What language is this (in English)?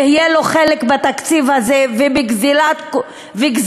Hebrew